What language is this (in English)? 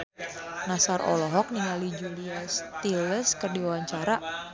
Sundanese